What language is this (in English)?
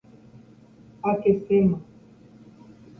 Guarani